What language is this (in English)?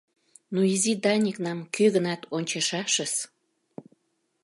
Mari